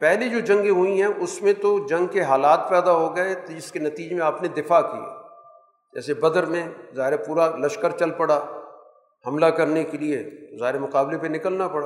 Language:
Urdu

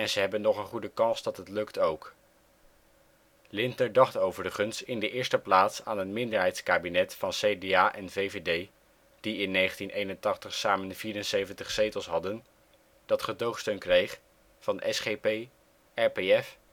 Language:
Dutch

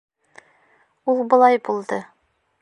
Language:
Bashkir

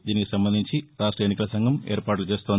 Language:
Telugu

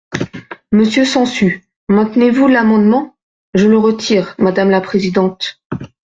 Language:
French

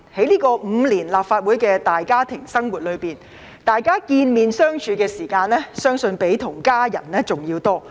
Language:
Cantonese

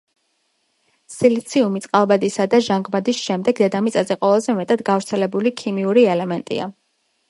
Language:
Georgian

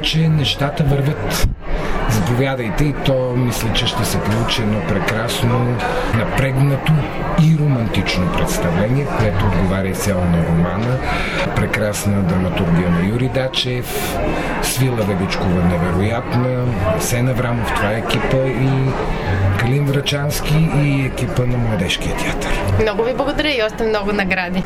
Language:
Bulgarian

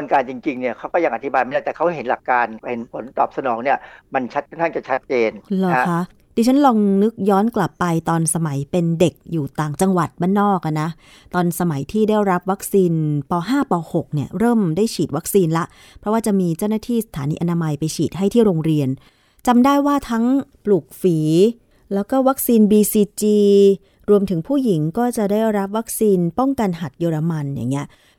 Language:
Thai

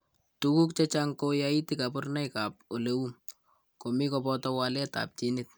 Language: Kalenjin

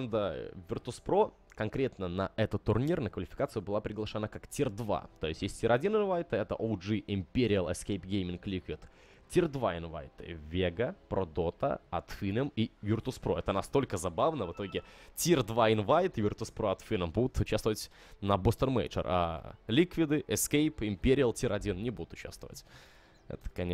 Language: Russian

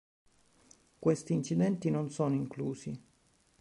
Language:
Italian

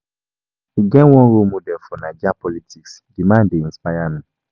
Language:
Nigerian Pidgin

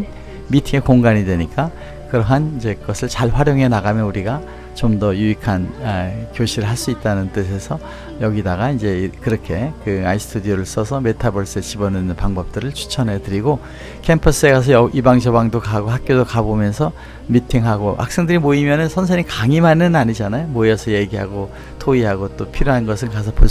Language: Korean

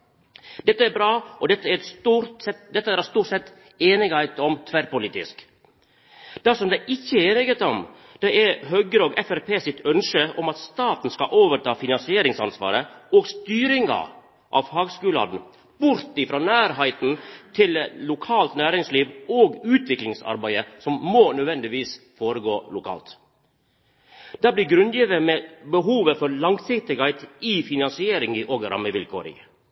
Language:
Norwegian Nynorsk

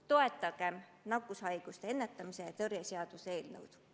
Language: Estonian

